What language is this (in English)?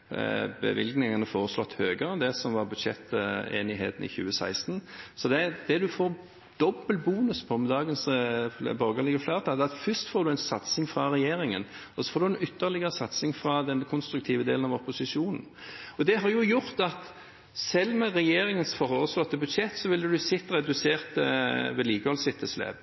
Norwegian Bokmål